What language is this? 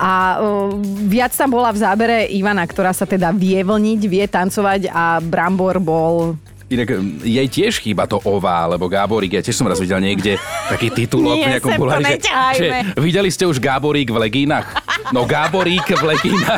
Slovak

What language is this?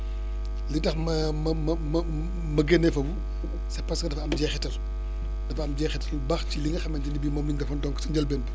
Wolof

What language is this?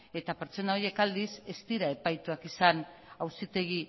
Basque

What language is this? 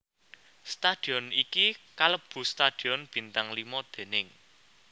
Javanese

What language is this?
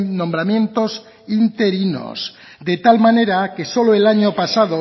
Spanish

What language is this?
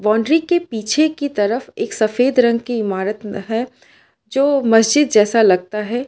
Hindi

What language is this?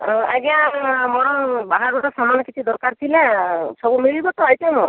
Odia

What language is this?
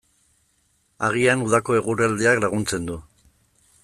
Basque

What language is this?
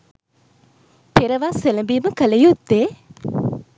Sinhala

